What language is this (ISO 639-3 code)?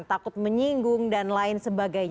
ind